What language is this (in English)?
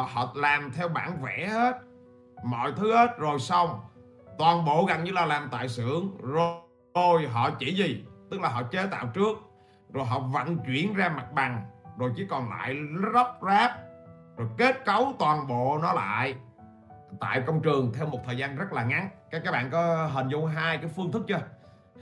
Vietnamese